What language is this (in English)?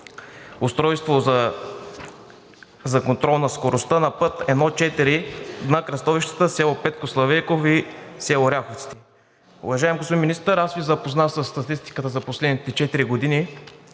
Bulgarian